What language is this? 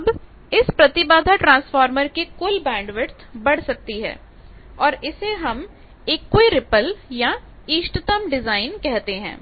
Hindi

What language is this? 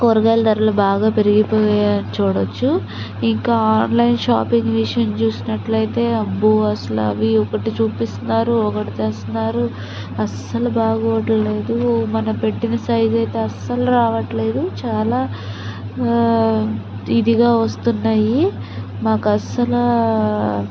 Telugu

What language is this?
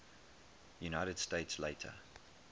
English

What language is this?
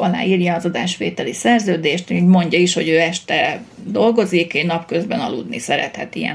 Hungarian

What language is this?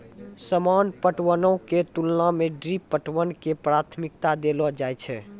Maithili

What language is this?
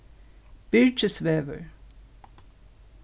Faroese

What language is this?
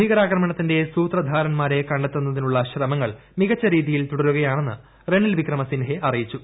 Malayalam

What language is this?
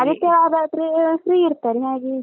Kannada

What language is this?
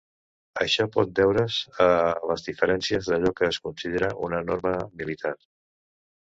Catalan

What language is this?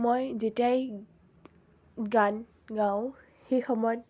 Assamese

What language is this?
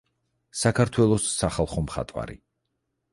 Georgian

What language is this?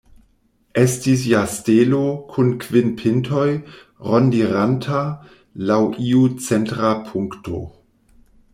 Esperanto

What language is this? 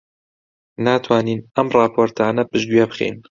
Central Kurdish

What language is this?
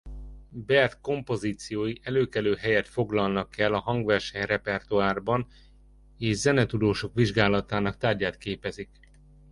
Hungarian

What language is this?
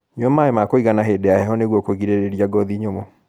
Kikuyu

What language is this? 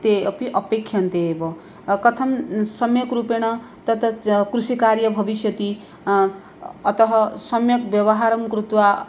Sanskrit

